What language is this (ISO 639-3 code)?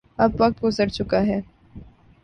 urd